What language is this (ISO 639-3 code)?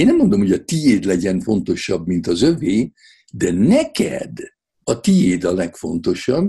hun